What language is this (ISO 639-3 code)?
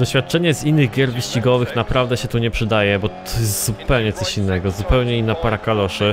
pol